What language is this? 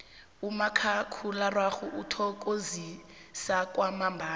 South Ndebele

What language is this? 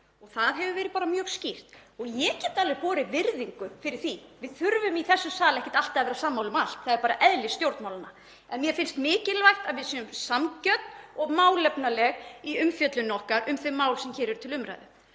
Icelandic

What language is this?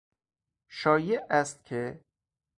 Persian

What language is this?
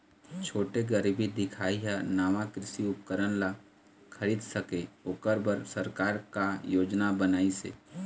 Chhattisgarhi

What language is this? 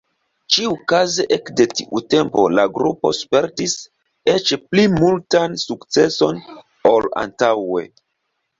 Esperanto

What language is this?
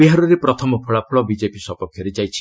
Odia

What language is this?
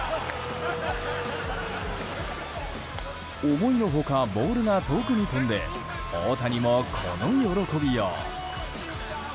Japanese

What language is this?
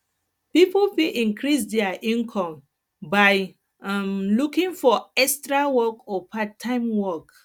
Nigerian Pidgin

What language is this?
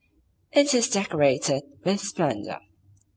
English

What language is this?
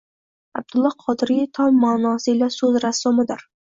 Uzbek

